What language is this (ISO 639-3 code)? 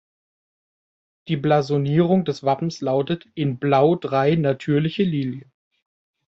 deu